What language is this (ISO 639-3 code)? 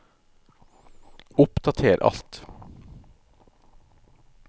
nor